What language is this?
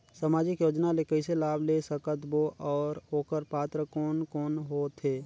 Chhattisgarhi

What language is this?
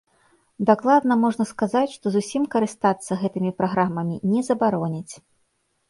Belarusian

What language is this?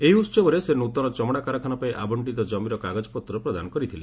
Odia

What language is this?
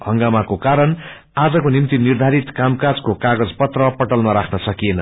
Nepali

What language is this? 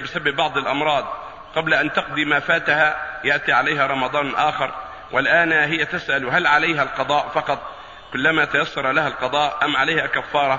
Arabic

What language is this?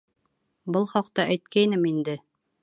Bashkir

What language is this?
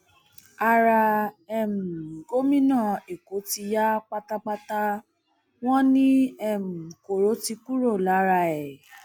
Yoruba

